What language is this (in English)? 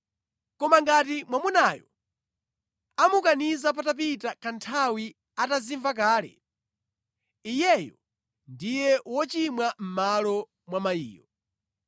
Nyanja